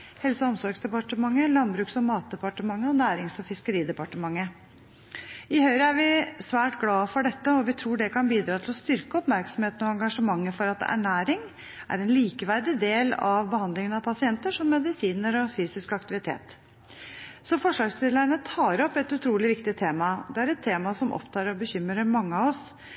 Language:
Norwegian Bokmål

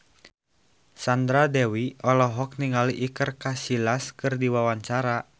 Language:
Sundanese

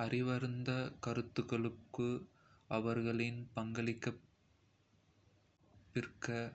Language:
Kota (India)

